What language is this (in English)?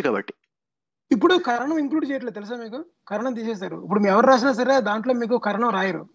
Telugu